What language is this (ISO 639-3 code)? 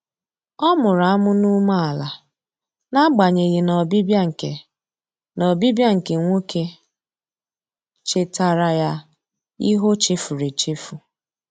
ibo